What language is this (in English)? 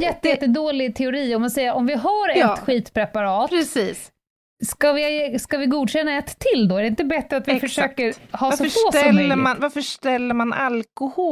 Swedish